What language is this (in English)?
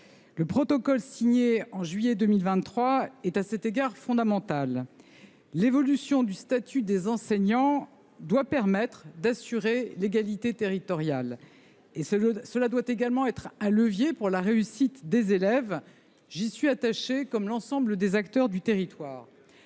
French